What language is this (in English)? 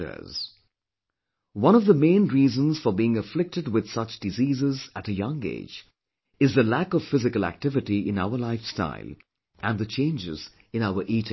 English